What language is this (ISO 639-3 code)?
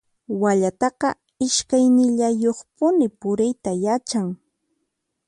qxp